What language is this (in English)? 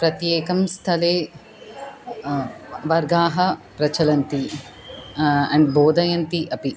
Sanskrit